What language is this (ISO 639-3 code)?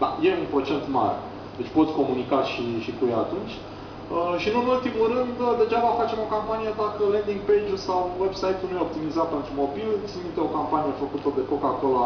ron